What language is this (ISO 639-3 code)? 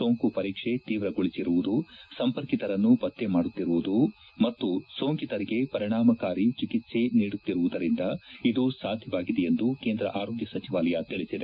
kan